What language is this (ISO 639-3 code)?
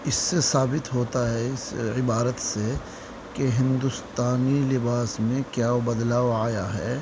urd